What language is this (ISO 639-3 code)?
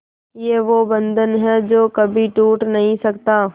hin